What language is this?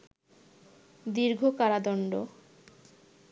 Bangla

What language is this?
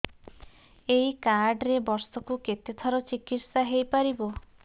Odia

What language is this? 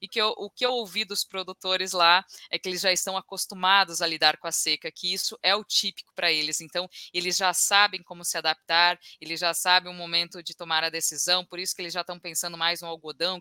Portuguese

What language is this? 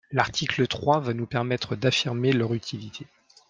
French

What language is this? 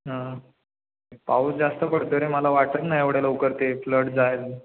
Marathi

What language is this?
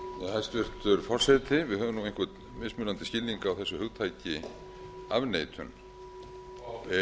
Icelandic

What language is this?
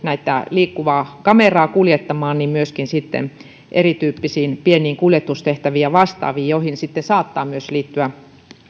Finnish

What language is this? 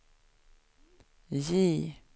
Swedish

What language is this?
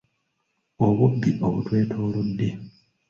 Ganda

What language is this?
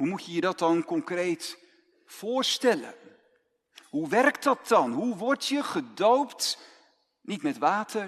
Dutch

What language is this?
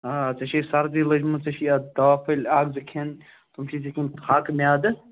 Kashmiri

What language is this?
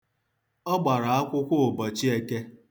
Igbo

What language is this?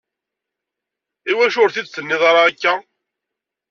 Kabyle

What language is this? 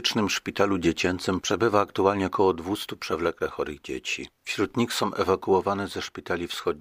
Polish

